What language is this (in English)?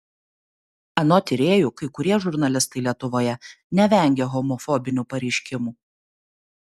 Lithuanian